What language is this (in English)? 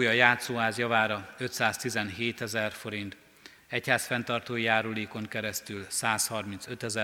Hungarian